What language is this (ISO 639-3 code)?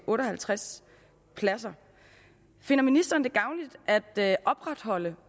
dan